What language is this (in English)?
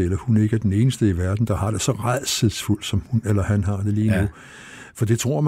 Danish